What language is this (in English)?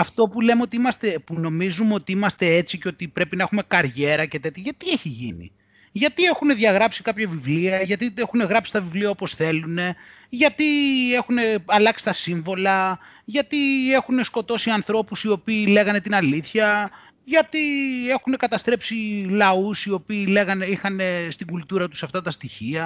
Greek